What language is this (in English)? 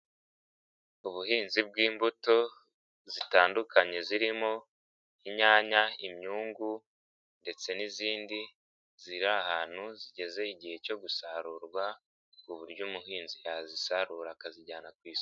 Kinyarwanda